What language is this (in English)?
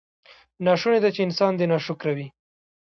Pashto